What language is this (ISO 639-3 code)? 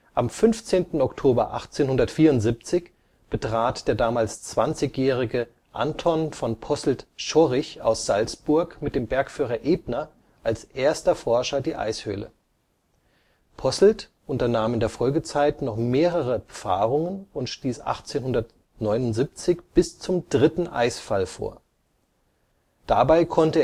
deu